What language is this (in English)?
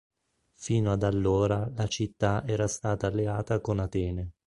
Italian